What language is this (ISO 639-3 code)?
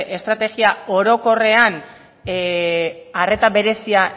eus